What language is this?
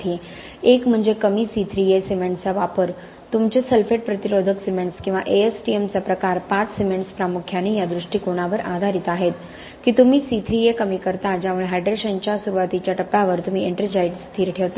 Marathi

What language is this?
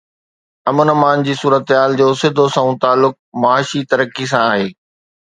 Sindhi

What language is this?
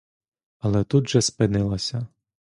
Ukrainian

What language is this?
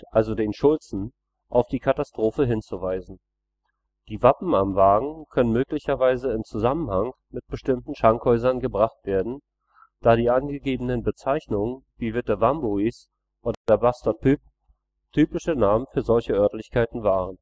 German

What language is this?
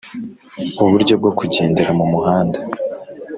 Kinyarwanda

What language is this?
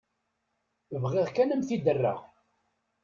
Kabyle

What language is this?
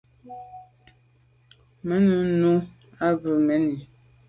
Medumba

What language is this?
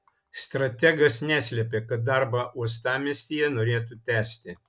Lithuanian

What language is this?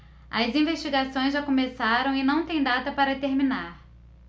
Portuguese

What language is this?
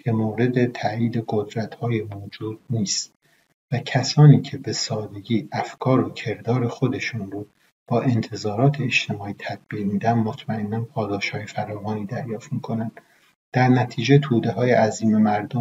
Persian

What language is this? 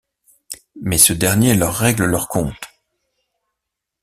French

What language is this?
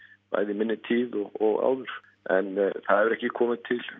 Icelandic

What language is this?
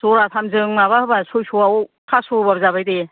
Bodo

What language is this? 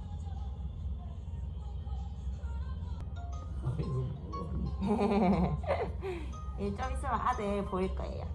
Korean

